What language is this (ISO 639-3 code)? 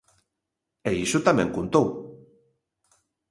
glg